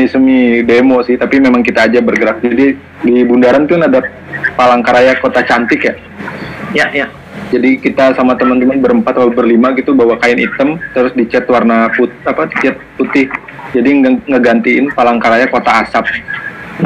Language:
Indonesian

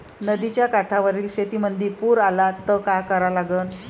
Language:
Marathi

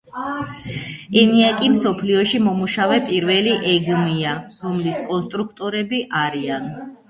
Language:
Georgian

